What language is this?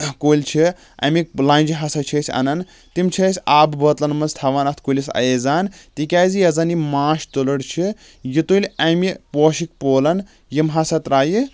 Kashmiri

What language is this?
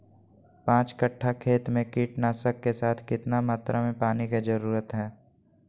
Magahi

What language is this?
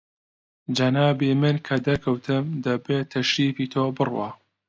Central Kurdish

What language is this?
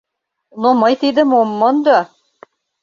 Mari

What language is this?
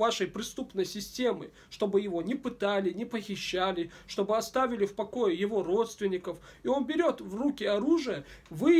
Russian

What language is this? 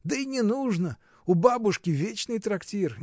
Russian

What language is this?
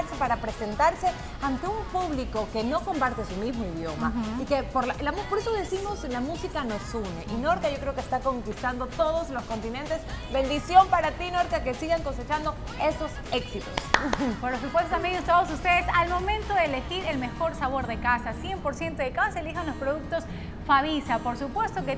Spanish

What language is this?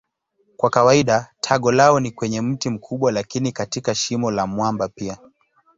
Swahili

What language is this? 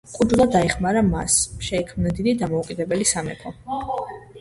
Georgian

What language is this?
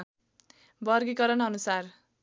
Nepali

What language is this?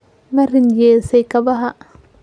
Somali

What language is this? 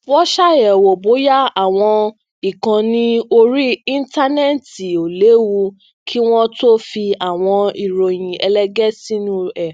Yoruba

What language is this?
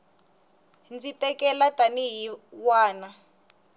Tsonga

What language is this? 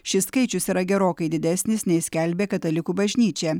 Lithuanian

